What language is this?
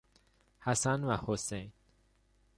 Persian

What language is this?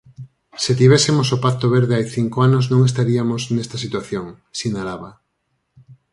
Galician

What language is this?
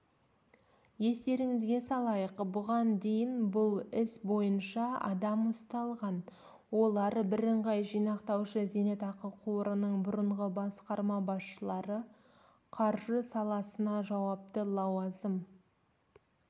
Kazakh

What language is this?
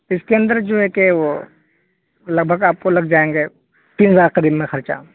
Urdu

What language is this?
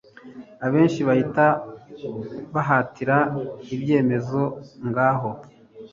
Kinyarwanda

